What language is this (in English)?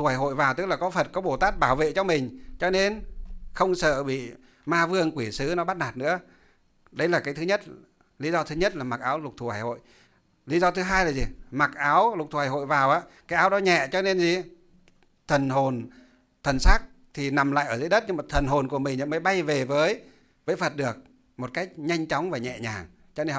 Vietnamese